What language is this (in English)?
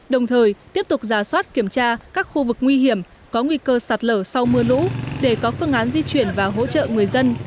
Vietnamese